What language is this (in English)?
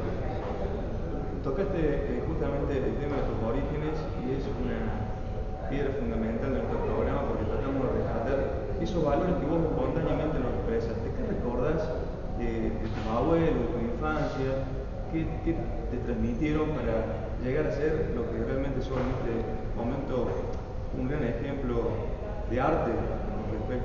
Spanish